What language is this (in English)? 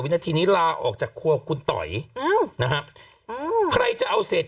Thai